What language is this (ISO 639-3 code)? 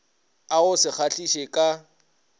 nso